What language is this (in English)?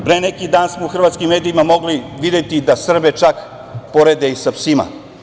Serbian